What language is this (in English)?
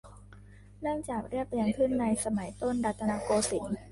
Thai